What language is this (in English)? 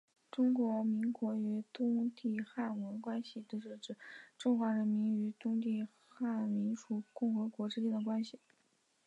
Chinese